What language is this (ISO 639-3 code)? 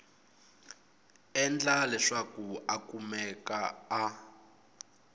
tso